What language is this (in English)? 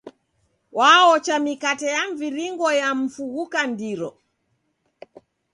Taita